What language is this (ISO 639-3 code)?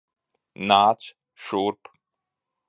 lav